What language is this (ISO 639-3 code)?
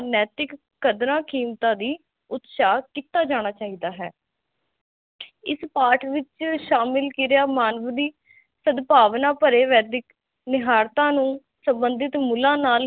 pan